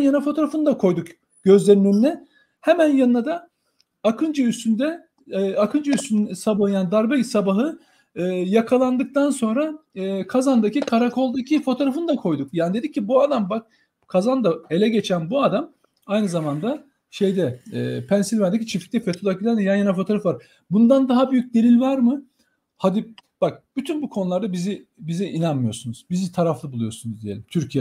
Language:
Turkish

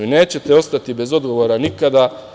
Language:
Serbian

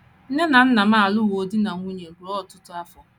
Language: Igbo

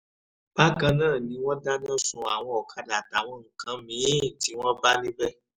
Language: Yoruba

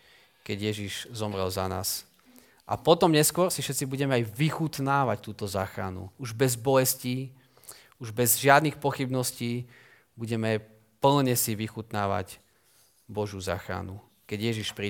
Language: Slovak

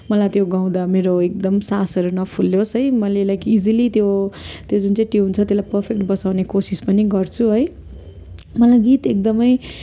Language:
Nepali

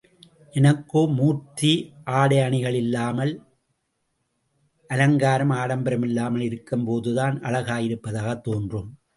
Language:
Tamil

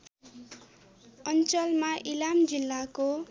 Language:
Nepali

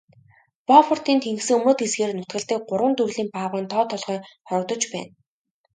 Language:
Mongolian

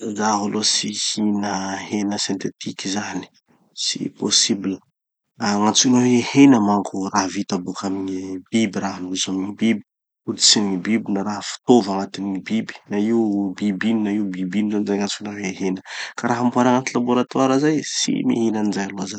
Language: Tanosy Malagasy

